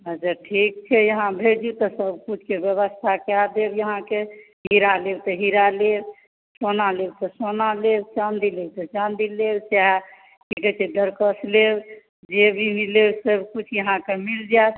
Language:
Maithili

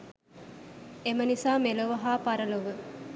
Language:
Sinhala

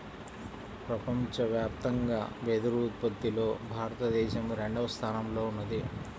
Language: Telugu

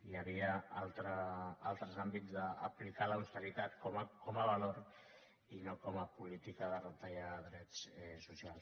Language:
Catalan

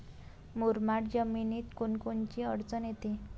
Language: Marathi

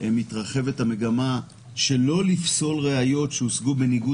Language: Hebrew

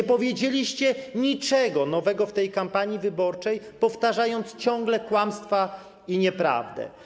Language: Polish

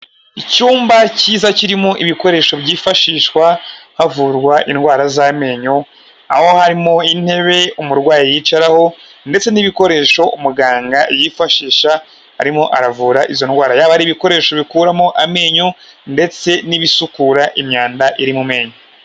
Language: Kinyarwanda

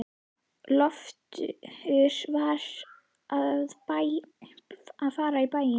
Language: Icelandic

